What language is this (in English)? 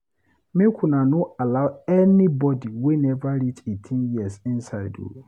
Nigerian Pidgin